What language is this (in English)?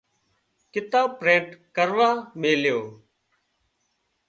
Wadiyara Koli